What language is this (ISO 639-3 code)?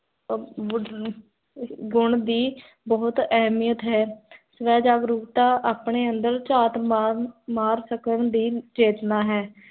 pan